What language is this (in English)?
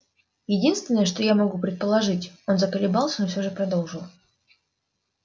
Russian